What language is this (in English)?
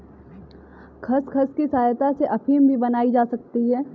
Hindi